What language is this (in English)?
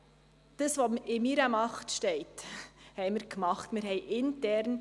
Swiss German